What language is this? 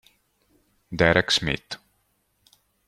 Italian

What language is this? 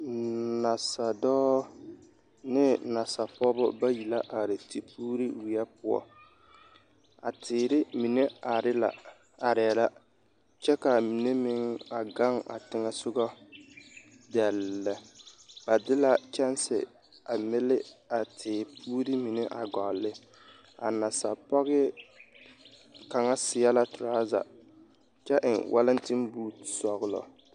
Southern Dagaare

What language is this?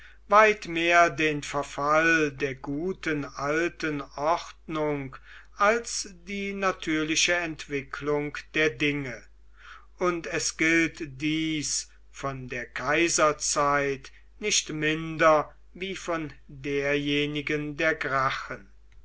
German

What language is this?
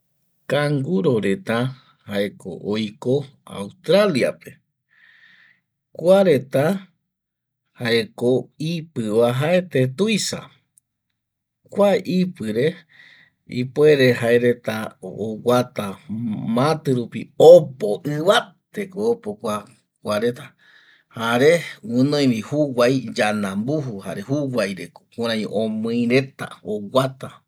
Eastern Bolivian Guaraní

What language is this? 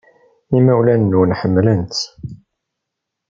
Kabyle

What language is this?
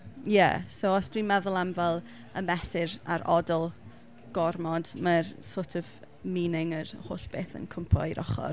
Welsh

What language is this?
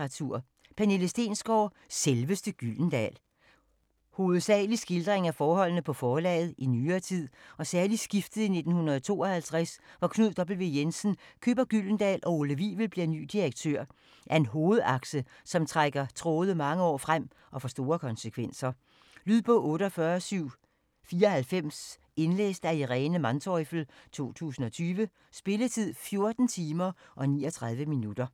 Danish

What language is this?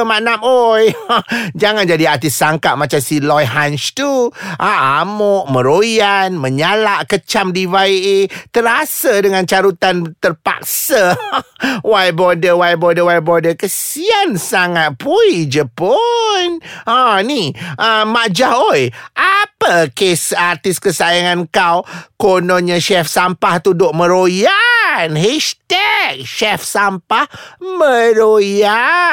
Malay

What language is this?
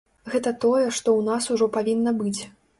Belarusian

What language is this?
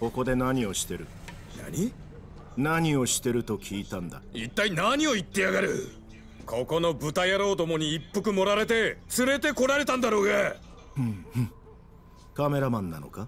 Japanese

